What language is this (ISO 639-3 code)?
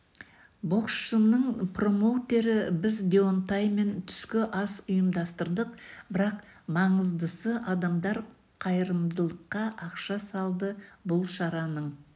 kaz